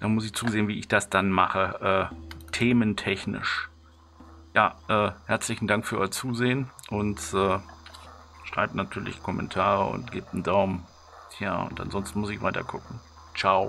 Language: German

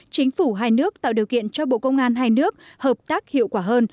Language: Vietnamese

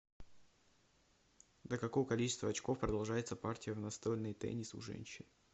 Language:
Russian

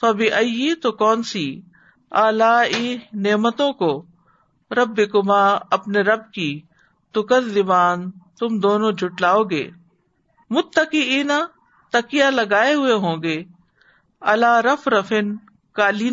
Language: Urdu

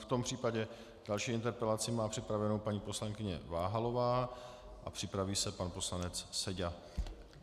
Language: Czech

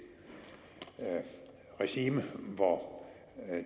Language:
Danish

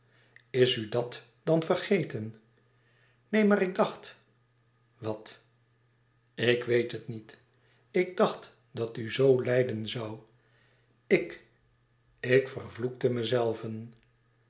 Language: Dutch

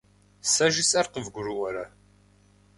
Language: Kabardian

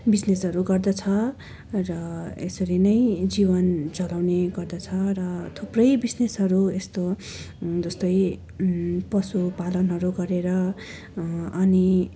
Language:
Nepali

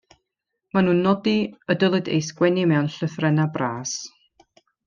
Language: Welsh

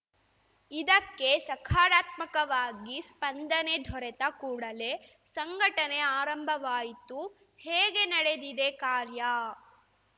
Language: Kannada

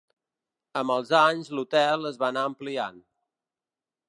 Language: Catalan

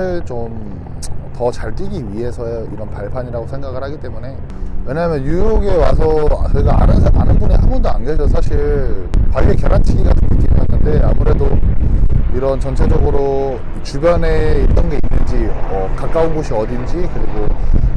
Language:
Korean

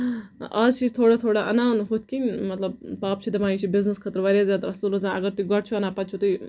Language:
Kashmiri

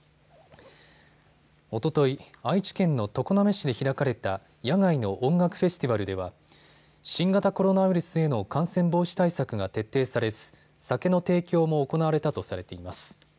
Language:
Japanese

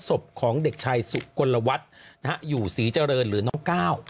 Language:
Thai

